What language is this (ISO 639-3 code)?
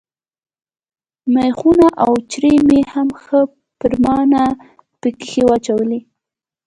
pus